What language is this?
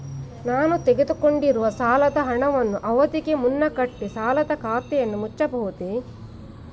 Kannada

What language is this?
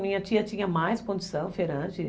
Portuguese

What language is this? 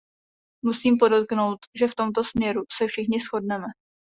Czech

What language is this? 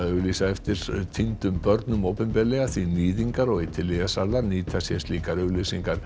Icelandic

